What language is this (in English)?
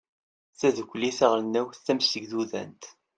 Kabyle